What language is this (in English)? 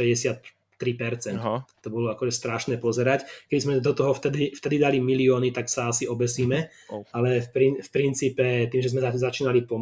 Slovak